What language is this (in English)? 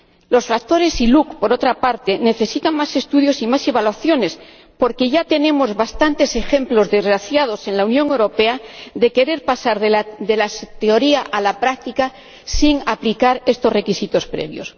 Spanish